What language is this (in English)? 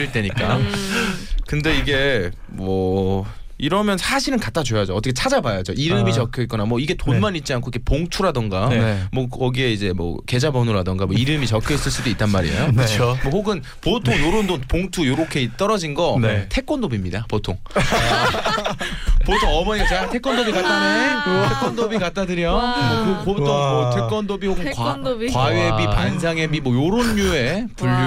Korean